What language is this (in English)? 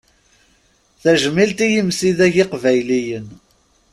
Kabyle